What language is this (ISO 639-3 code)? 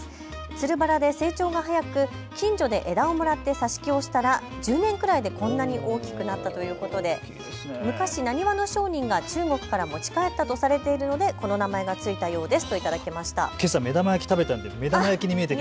jpn